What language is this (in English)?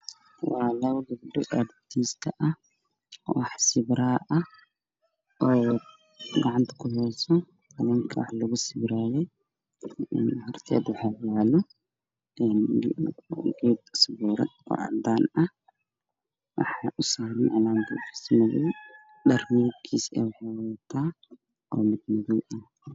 Somali